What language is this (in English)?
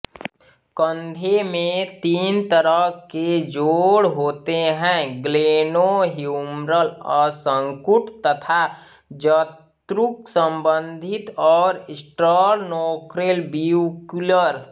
Hindi